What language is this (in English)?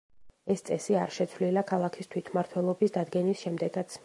Georgian